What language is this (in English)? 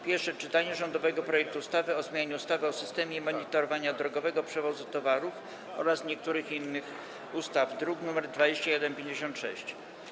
Polish